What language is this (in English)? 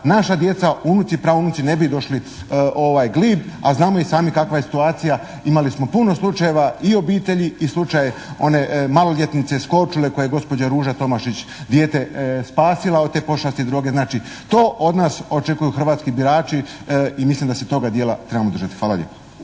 Croatian